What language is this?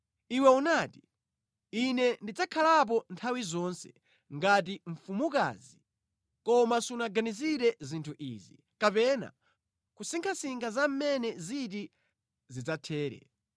Nyanja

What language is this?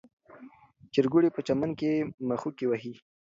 Pashto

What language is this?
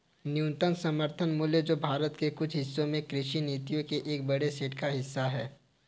Hindi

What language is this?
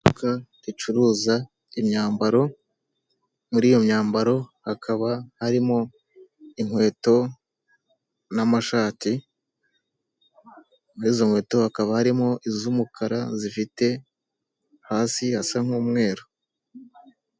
Kinyarwanda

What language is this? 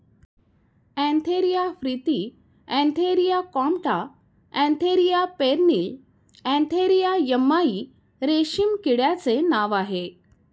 Marathi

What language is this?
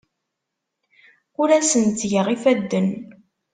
Kabyle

